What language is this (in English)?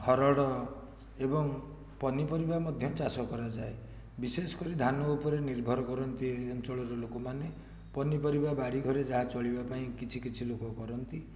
Odia